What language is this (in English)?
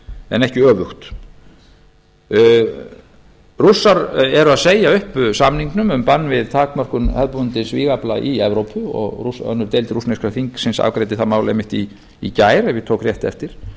Icelandic